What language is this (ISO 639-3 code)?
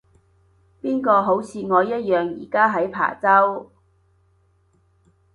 yue